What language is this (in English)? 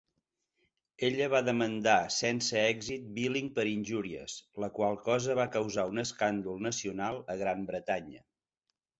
Catalan